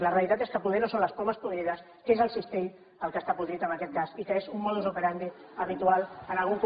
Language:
Catalan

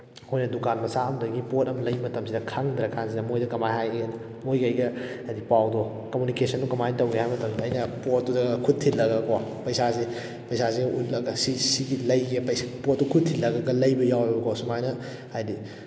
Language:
Manipuri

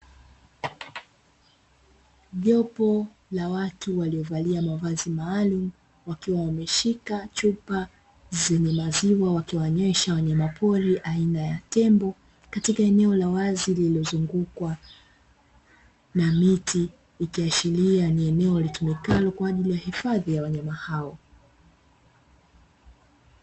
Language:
Swahili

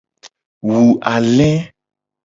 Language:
Gen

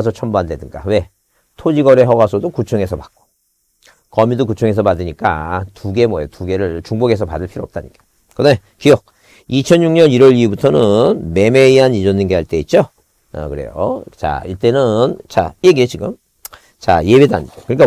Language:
Korean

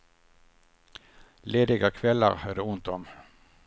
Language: Swedish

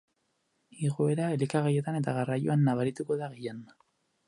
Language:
Basque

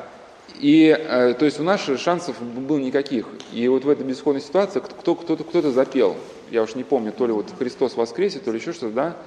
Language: Russian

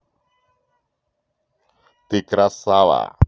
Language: Russian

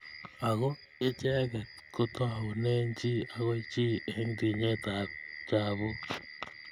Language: Kalenjin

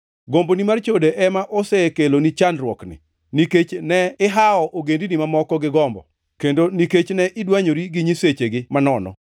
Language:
Luo (Kenya and Tanzania)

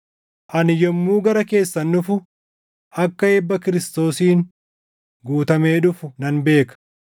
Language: Oromo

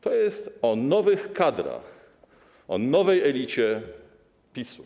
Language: Polish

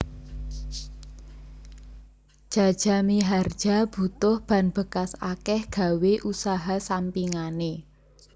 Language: Javanese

